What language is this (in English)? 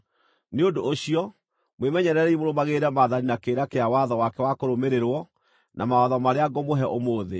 Kikuyu